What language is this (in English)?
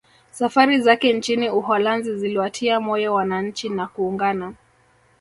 Swahili